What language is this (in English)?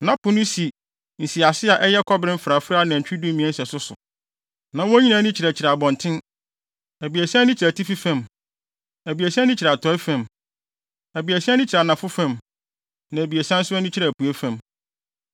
Akan